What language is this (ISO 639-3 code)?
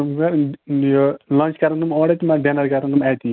kas